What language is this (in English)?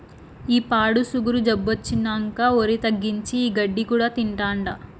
Telugu